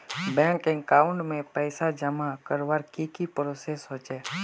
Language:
Magahi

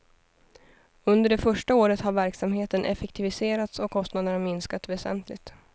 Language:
Swedish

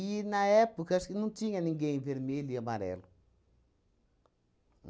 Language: Portuguese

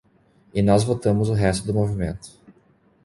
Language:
Portuguese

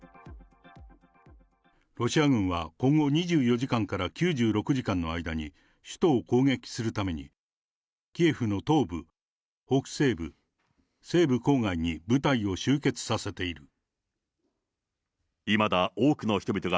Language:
Japanese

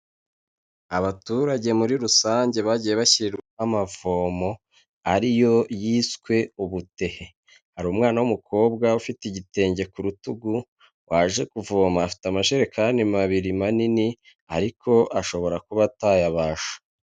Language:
Kinyarwanda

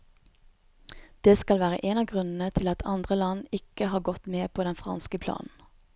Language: Norwegian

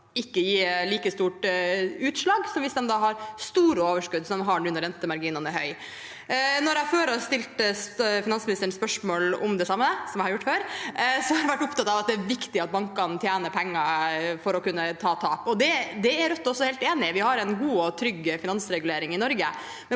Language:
Norwegian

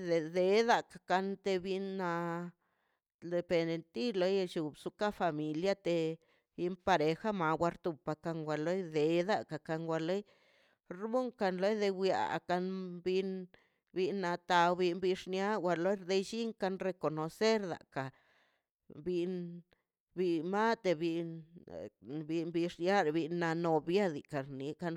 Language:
Mazaltepec Zapotec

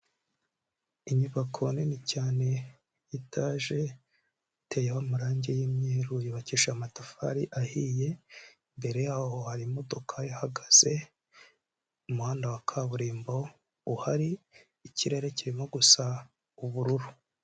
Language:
Kinyarwanda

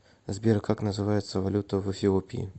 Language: Russian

